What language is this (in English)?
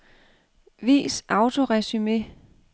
Danish